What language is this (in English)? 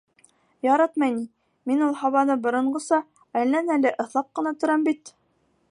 Bashkir